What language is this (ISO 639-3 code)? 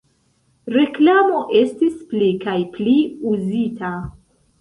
epo